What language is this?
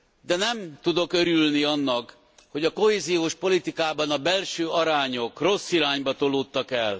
Hungarian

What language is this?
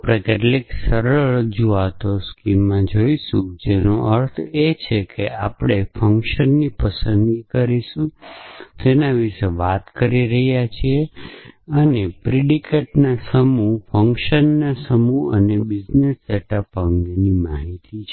Gujarati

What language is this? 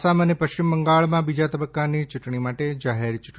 Gujarati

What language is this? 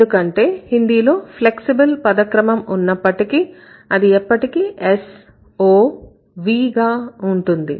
Telugu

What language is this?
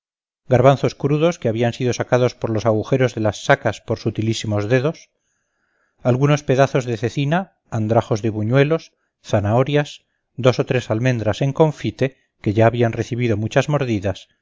Spanish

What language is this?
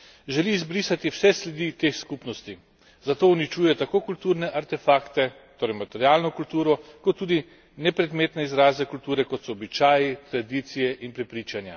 Slovenian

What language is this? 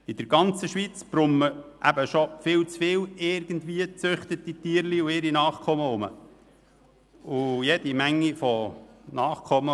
Swiss German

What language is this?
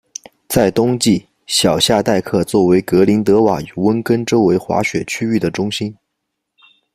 Chinese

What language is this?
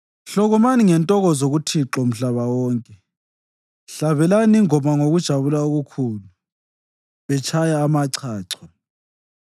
North Ndebele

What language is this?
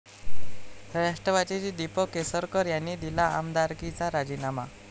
Marathi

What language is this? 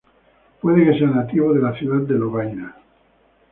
Spanish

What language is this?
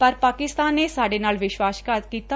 Punjabi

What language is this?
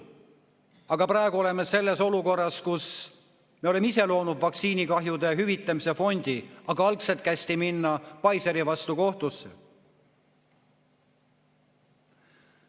Estonian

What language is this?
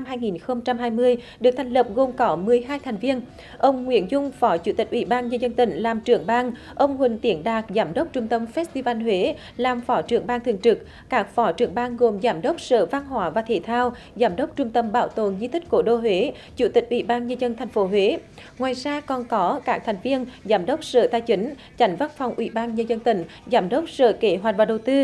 Vietnamese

